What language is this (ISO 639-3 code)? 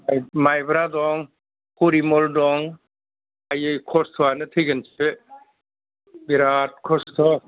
brx